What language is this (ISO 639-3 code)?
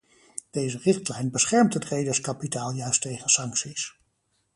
nld